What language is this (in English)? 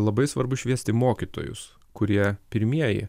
Lithuanian